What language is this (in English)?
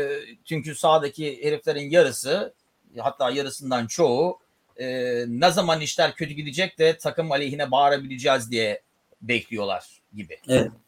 Turkish